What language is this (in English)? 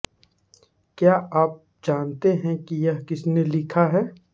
Hindi